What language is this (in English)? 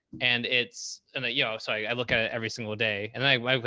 English